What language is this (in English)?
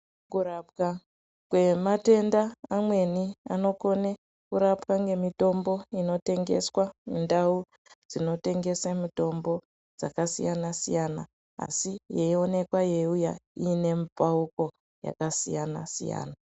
Ndau